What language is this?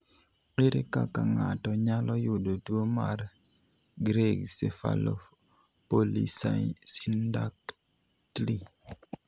Luo (Kenya and Tanzania)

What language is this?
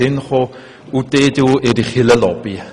Swiss German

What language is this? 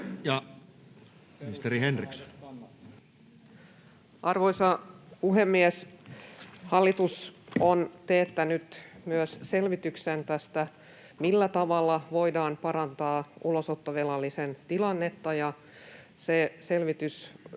Finnish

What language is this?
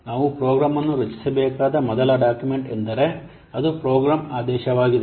Kannada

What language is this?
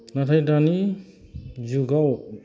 Bodo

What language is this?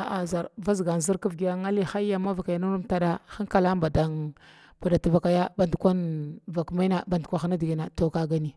Glavda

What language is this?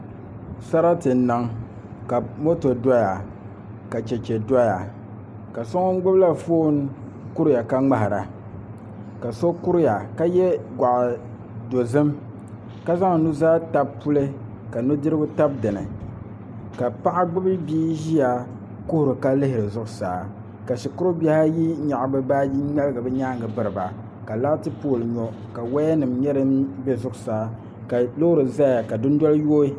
Dagbani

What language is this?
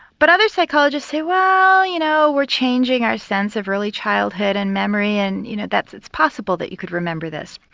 English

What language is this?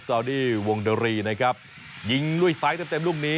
Thai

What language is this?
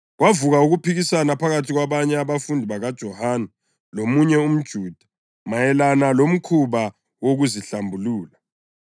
North Ndebele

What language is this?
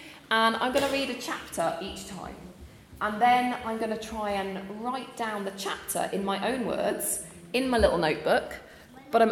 English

